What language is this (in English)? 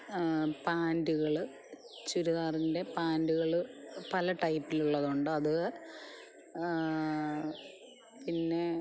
Malayalam